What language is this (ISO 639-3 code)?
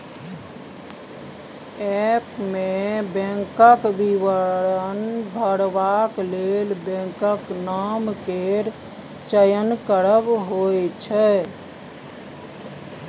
mai